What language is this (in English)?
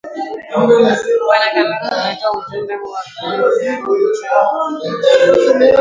Swahili